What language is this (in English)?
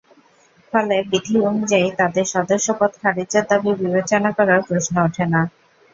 Bangla